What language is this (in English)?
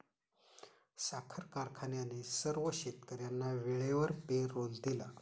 Marathi